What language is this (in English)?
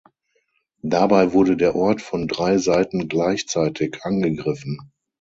German